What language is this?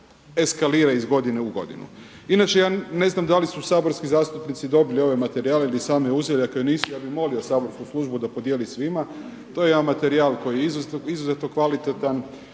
Croatian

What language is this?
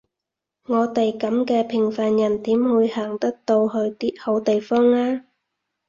Cantonese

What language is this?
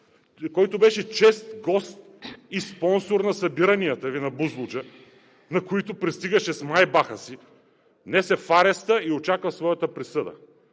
Bulgarian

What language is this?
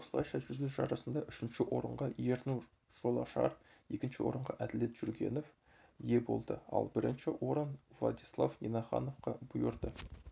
Kazakh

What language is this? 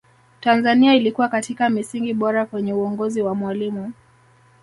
Swahili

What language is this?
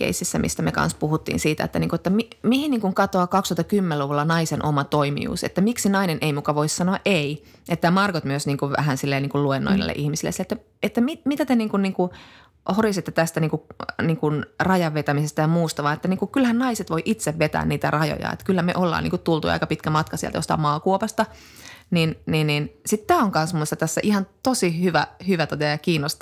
Finnish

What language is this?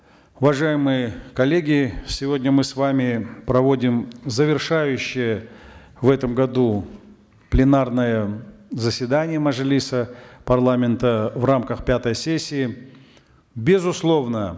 Kazakh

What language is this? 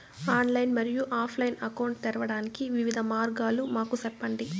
Telugu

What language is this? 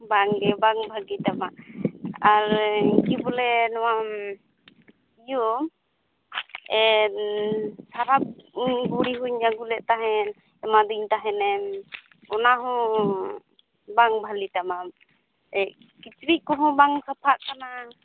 Santali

